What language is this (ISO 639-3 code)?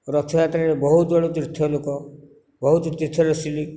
ori